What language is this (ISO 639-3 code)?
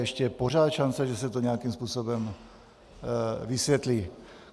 ces